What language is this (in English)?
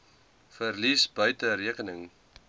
Afrikaans